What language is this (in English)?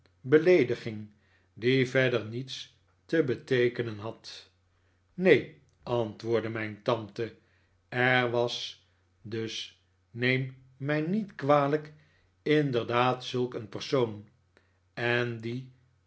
Dutch